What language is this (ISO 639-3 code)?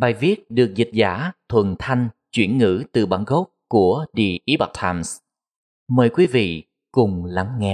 vie